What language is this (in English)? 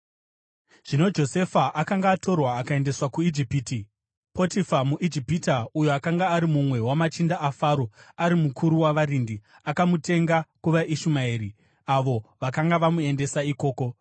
Shona